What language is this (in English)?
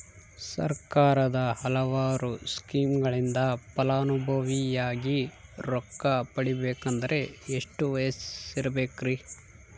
Kannada